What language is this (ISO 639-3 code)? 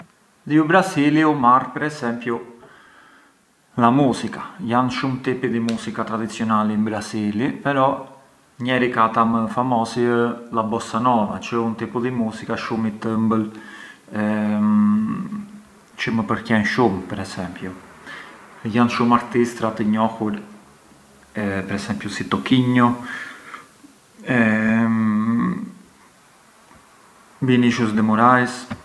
aae